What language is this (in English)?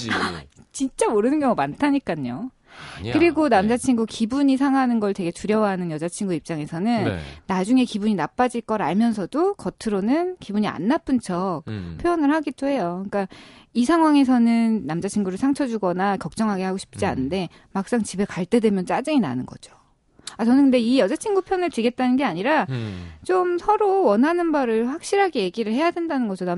Korean